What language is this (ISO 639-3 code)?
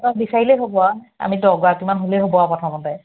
asm